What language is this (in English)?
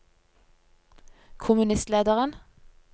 Norwegian